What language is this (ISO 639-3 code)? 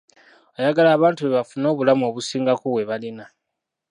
lug